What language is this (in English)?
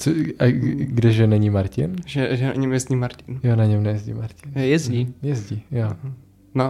Czech